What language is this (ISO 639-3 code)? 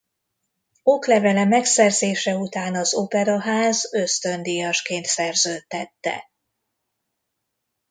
hun